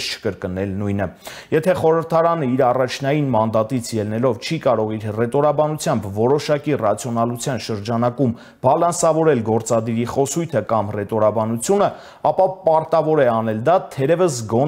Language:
Romanian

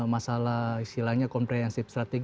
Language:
Indonesian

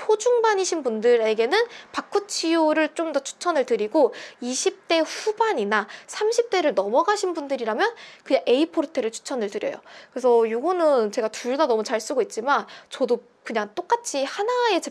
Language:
Korean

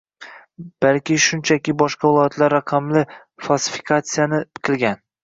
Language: Uzbek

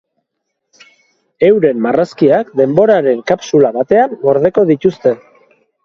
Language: Basque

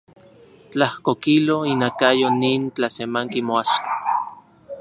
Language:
Central Puebla Nahuatl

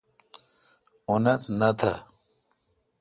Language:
Kalkoti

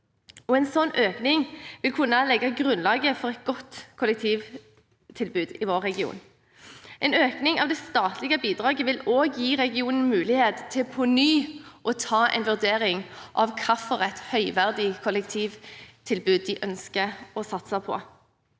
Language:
Norwegian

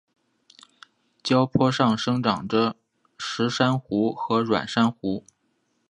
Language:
Chinese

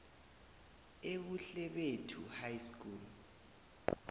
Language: South Ndebele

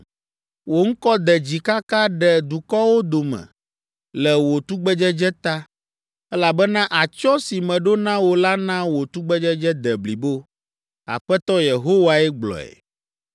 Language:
Ewe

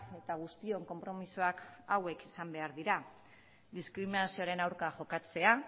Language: Basque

